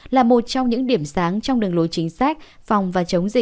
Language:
Vietnamese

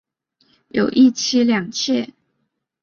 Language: Chinese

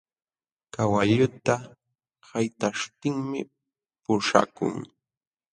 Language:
Jauja Wanca Quechua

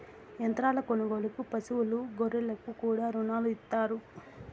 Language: Telugu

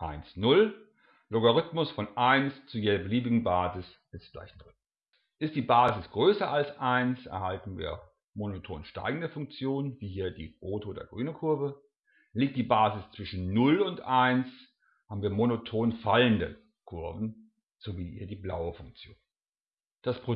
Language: German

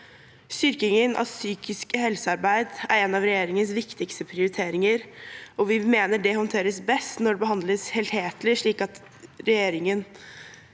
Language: Norwegian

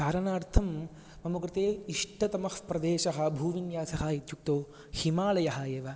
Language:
Sanskrit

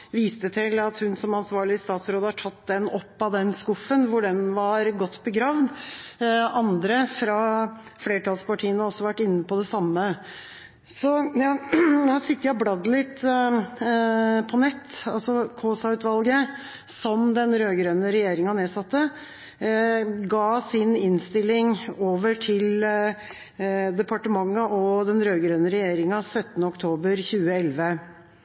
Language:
Norwegian Bokmål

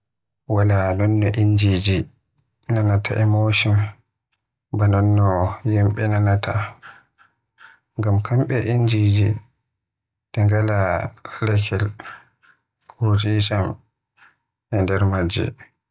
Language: Western Niger Fulfulde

